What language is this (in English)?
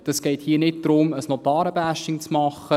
Swiss German